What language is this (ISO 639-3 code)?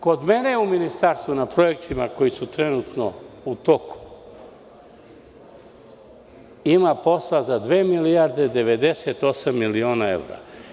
srp